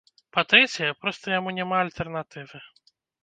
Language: Belarusian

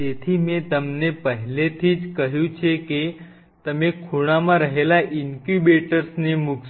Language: Gujarati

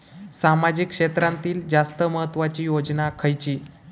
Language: Marathi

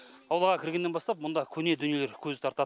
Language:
Kazakh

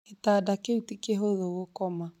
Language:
Kikuyu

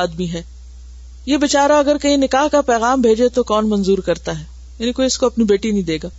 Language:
Urdu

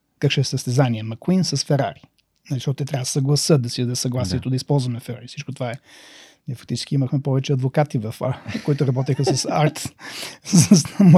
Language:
Bulgarian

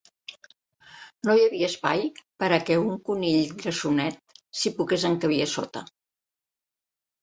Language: Catalan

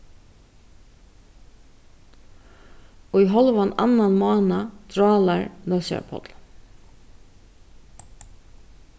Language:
Faroese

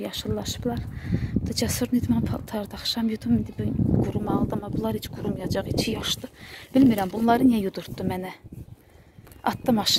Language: Turkish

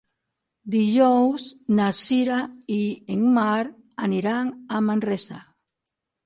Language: Catalan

